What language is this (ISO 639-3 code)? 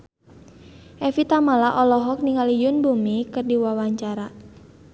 sun